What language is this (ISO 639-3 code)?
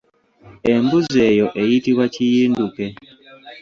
lug